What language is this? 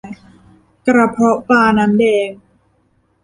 Thai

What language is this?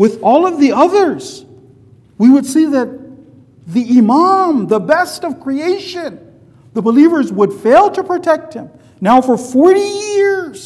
English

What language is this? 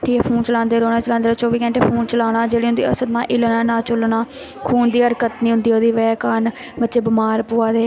Dogri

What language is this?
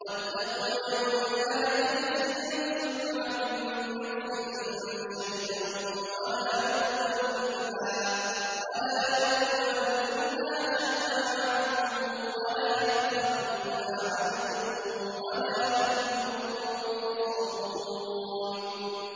Arabic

